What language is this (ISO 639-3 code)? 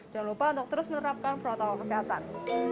ind